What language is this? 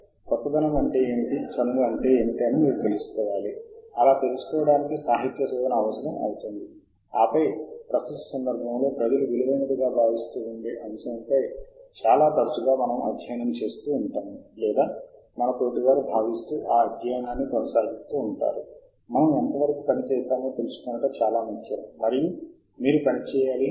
Telugu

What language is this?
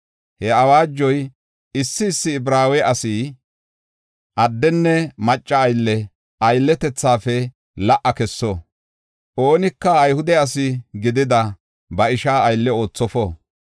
Gofa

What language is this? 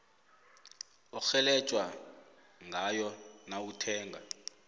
South Ndebele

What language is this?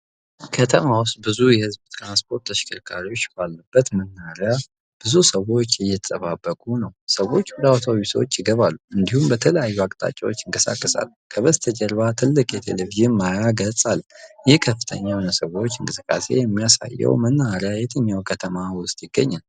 Amharic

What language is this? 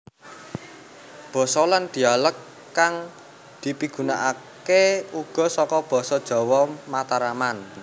Javanese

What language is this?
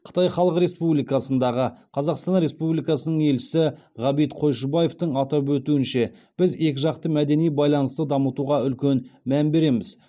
Kazakh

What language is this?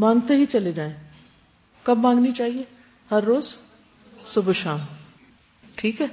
Urdu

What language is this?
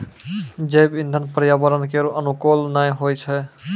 Maithili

